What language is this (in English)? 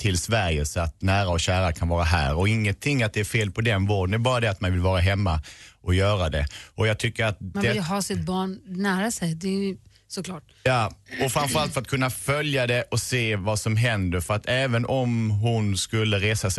Swedish